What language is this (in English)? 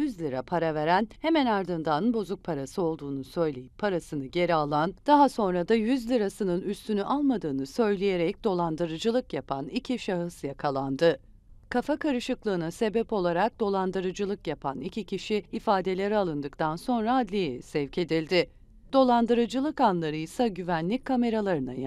Turkish